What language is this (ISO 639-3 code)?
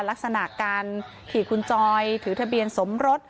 tha